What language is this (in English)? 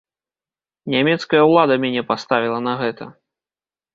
Belarusian